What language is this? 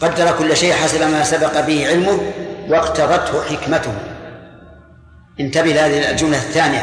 Arabic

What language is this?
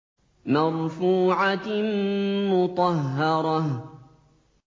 Arabic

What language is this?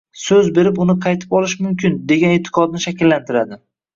Uzbek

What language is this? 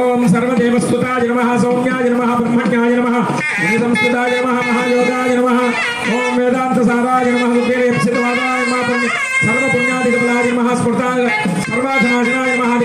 Indonesian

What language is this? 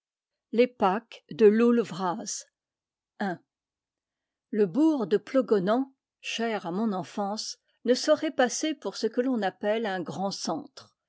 French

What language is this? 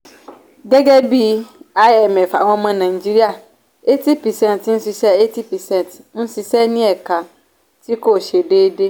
Yoruba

